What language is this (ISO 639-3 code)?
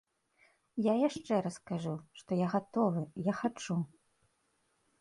bel